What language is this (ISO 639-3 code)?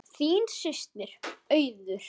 isl